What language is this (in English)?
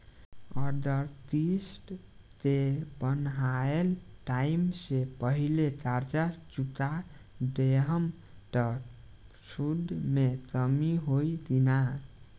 Bhojpuri